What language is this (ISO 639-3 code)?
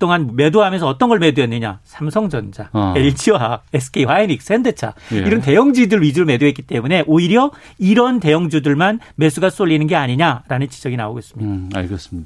kor